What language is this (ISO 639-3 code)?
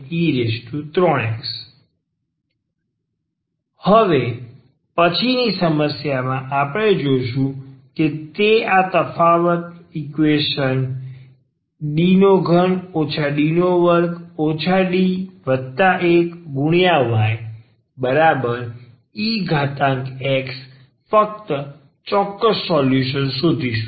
guj